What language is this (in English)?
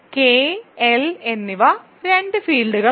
Malayalam